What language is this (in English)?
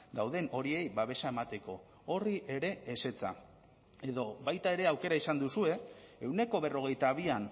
Basque